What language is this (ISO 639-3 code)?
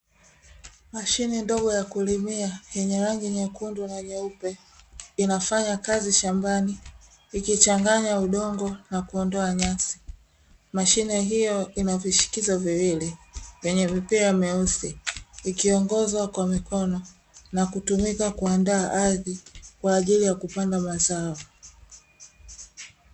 swa